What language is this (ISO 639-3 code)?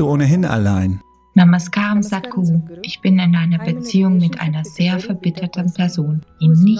deu